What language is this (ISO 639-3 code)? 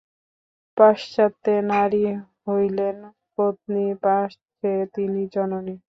ben